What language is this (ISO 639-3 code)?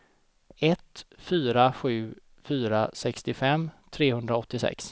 swe